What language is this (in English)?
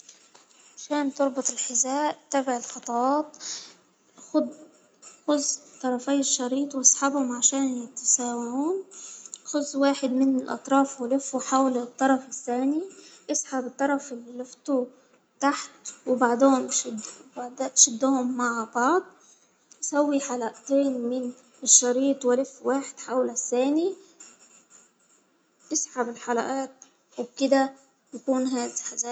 Hijazi Arabic